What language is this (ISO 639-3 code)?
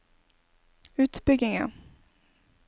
nor